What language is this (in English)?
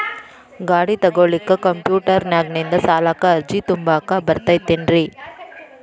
Kannada